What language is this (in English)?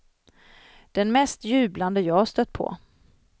Swedish